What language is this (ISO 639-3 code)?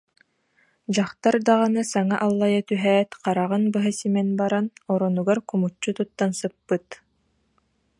sah